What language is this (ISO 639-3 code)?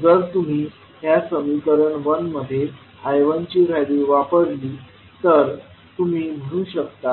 mar